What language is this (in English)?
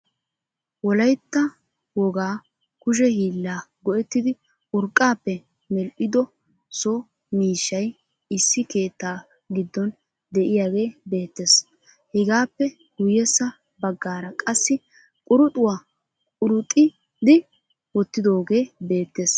Wolaytta